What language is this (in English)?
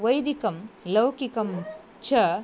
Sanskrit